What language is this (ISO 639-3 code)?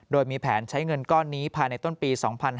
tha